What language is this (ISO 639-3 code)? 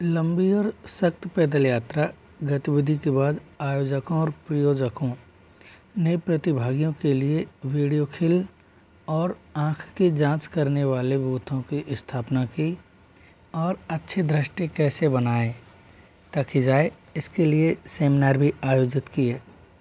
hin